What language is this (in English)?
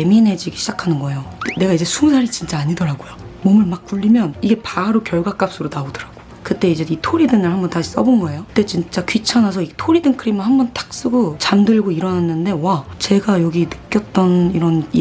Korean